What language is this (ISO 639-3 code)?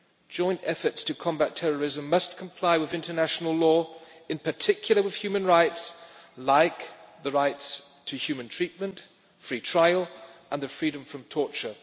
eng